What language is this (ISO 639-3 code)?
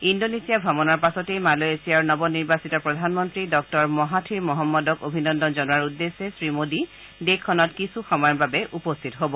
asm